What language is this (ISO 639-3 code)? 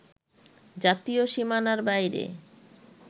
ben